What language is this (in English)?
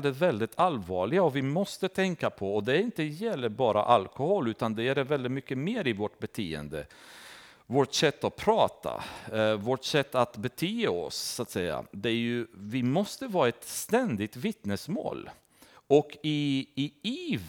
Swedish